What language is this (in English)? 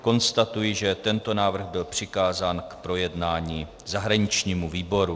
Czech